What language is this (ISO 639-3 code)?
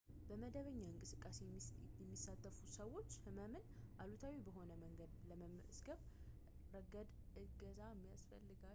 amh